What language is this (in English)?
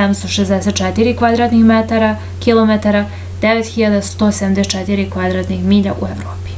Serbian